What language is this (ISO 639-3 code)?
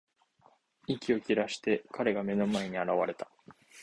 jpn